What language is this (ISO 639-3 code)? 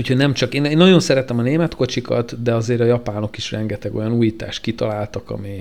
hun